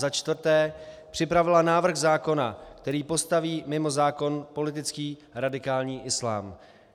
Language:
Czech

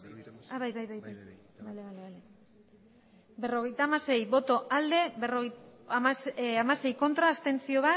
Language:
Basque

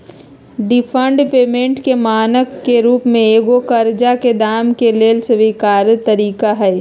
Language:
Magahi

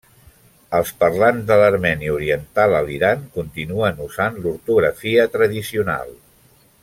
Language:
Catalan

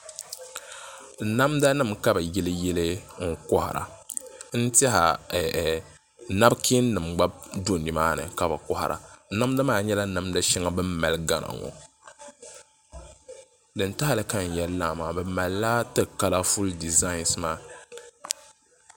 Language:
Dagbani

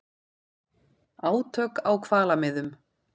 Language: Icelandic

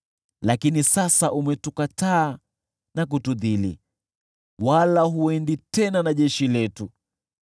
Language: Swahili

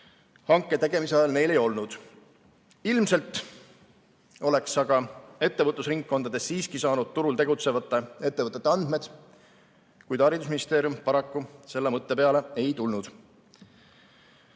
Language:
Estonian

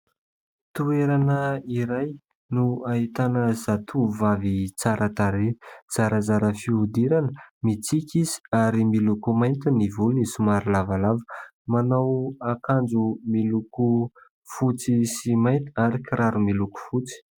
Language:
Malagasy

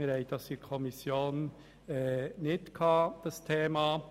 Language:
Swiss German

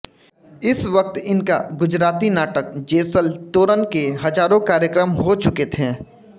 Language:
Hindi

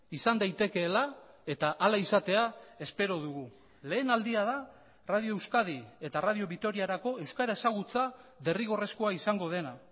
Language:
Basque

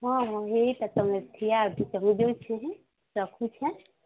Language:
Odia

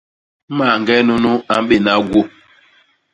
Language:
Basaa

